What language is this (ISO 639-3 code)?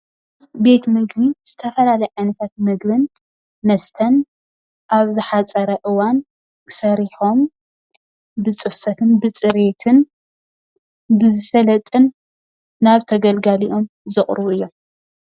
tir